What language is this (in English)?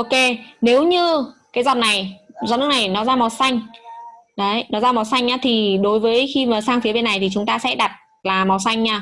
Vietnamese